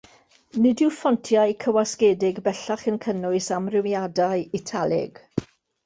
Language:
Welsh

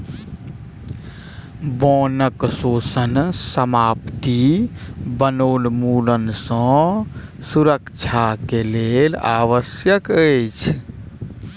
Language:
Maithili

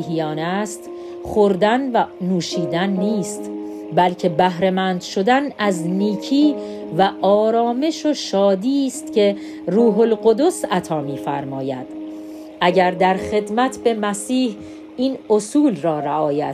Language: Persian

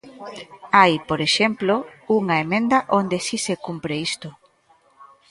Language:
Galician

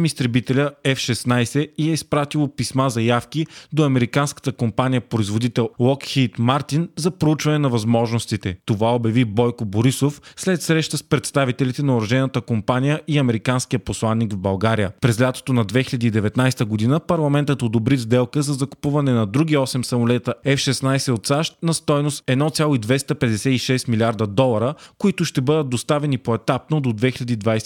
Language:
Bulgarian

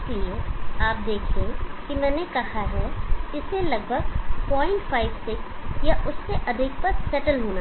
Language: Hindi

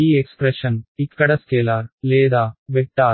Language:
Telugu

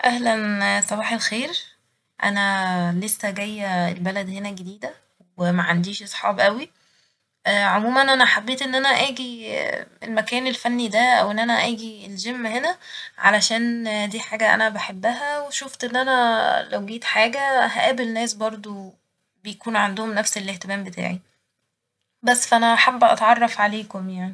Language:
Egyptian Arabic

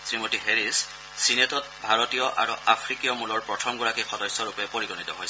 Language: Assamese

